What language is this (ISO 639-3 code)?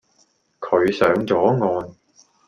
yue